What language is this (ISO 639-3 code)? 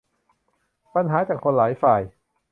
tha